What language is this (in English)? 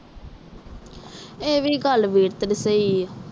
Punjabi